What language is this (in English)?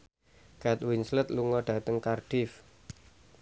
Javanese